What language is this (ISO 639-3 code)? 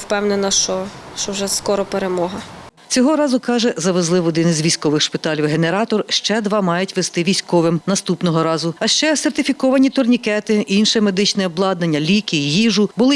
ukr